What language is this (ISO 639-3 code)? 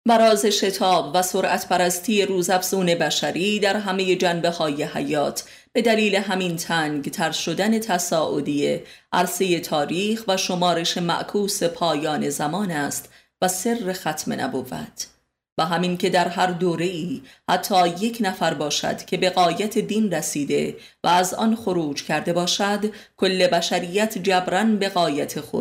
fas